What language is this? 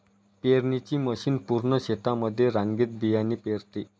Marathi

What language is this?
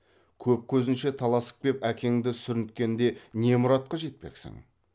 Kazakh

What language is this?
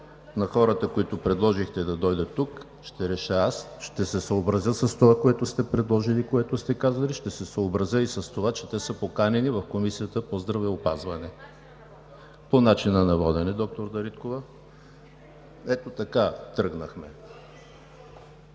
Bulgarian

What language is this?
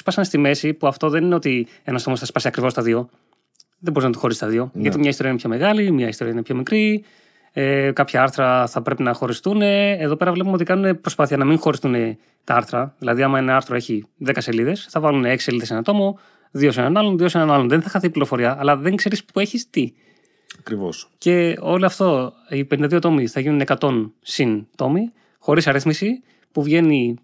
Greek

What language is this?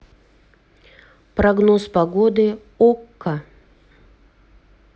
Russian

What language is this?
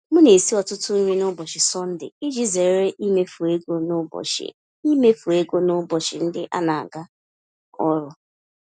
Igbo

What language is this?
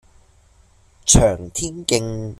Cantonese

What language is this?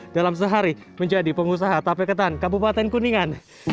Indonesian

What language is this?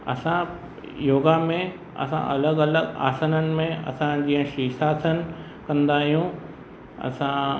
Sindhi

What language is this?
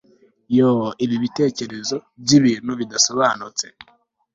Kinyarwanda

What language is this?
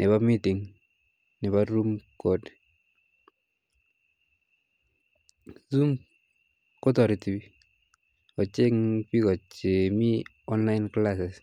Kalenjin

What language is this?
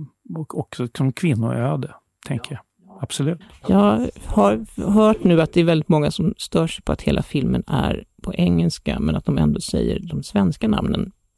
Swedish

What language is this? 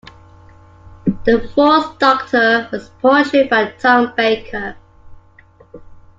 English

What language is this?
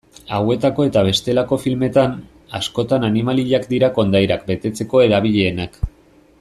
Basque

